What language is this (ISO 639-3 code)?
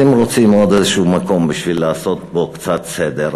heb